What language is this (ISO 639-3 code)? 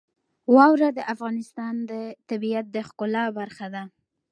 pus